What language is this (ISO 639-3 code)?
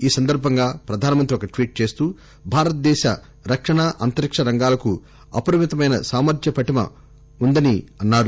tel